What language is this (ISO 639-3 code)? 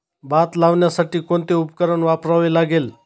mar